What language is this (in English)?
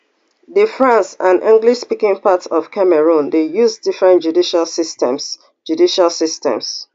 Nigerian Pidgin